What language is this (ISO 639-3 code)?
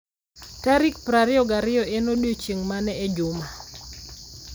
luo